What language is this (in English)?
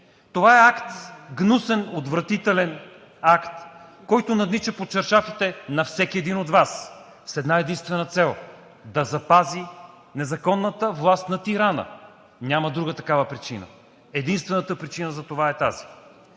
Bulgarian